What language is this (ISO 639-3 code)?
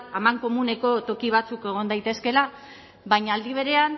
eus